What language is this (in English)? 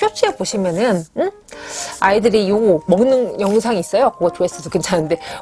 Korean